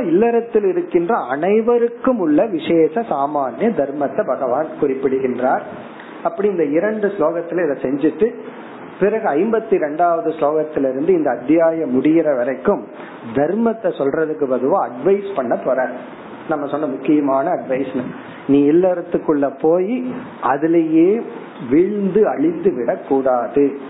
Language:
Tamil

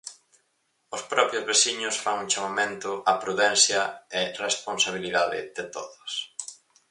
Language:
Galician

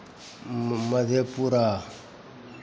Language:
Maithili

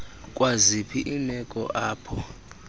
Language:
Xhosa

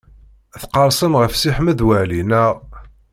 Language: Kabyle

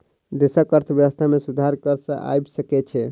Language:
Maithili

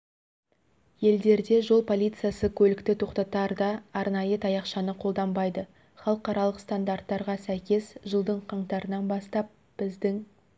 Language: Kazakh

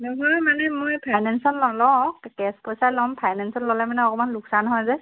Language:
Assamese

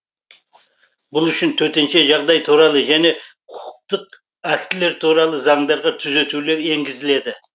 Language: Kazakh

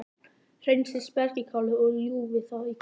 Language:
Icelandic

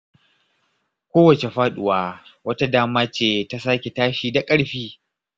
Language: Hausa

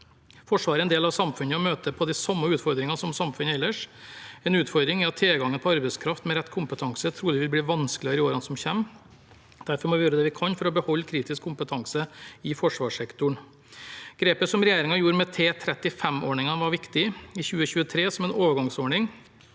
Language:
Norwegian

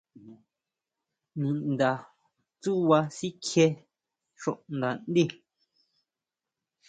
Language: Huautla Mazatec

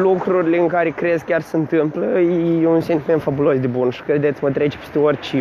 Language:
Romanian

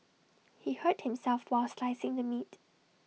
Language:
English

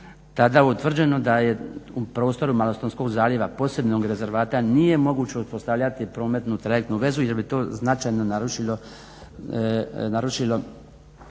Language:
Croatian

